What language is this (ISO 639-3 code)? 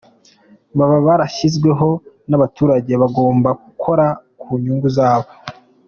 kin